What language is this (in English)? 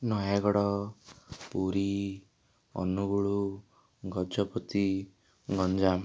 Odia